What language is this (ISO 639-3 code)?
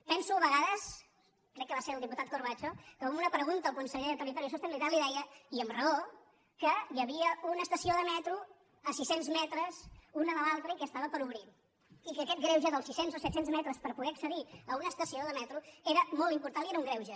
cat